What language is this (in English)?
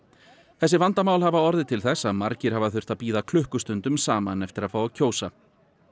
Icelandic